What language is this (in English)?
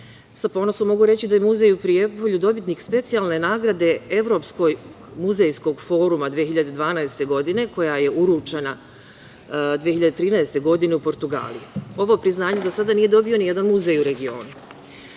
Serbian